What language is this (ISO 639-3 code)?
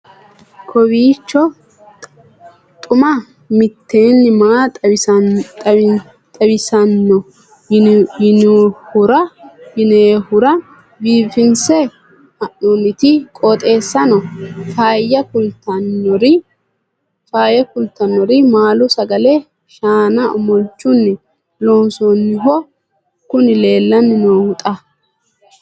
sid